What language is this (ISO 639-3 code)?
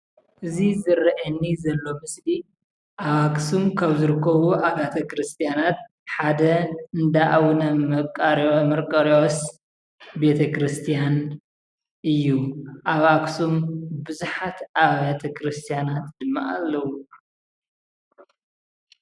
tir